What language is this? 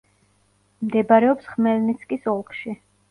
Georgian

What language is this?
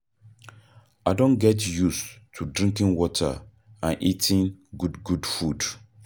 Nigerian Pidgin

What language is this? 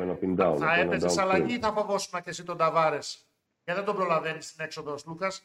Greek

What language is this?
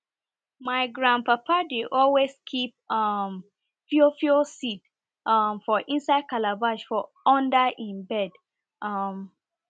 Nigerian Pidgin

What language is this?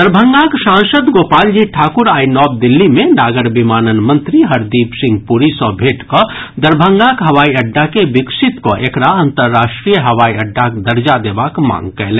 Maithili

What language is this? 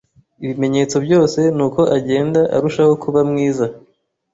Kinyarwanda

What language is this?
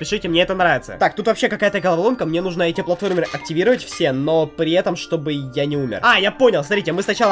Russian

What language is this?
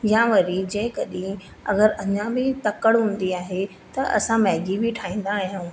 Sindhi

